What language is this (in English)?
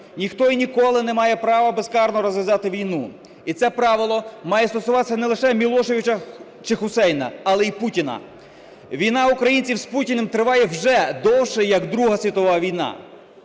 Ukrainian